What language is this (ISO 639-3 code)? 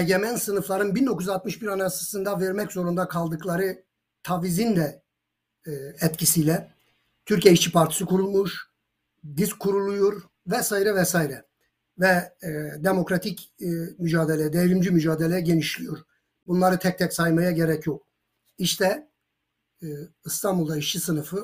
tur